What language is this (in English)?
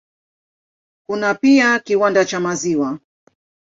Swahili